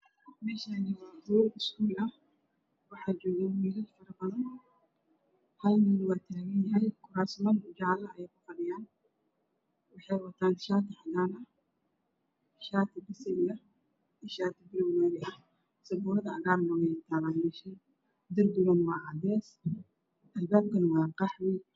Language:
Somali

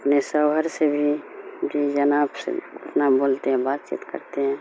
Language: Urdu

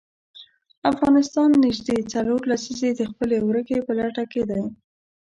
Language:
Pashto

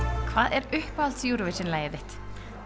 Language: Icelandic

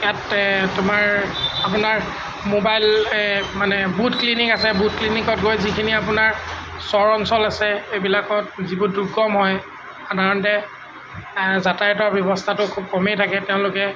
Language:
Assamese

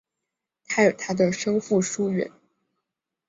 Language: Chinese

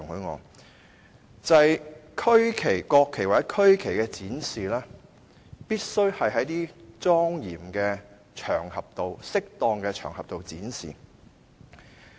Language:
Cantonese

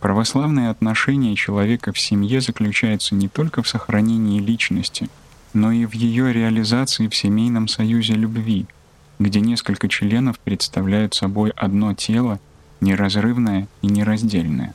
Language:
Russian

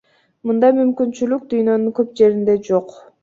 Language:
Kyrgyz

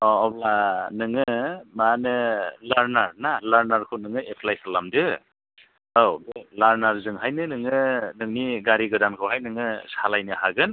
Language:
Bodo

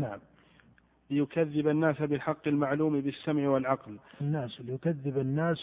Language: Arabic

